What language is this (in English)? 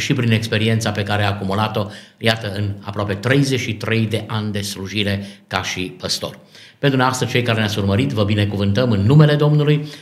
Romanian